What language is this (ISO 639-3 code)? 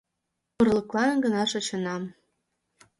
chm